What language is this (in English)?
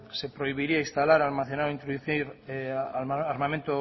Spanish